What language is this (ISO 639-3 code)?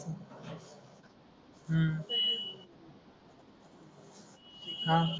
mar